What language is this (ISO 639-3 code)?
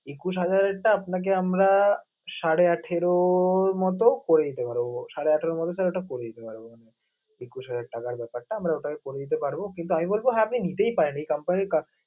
ben